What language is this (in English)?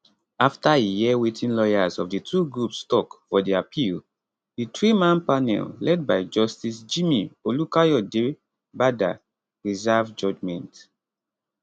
Nigerian Pidgin